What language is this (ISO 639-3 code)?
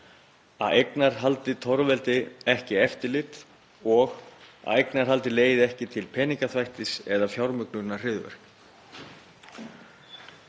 isl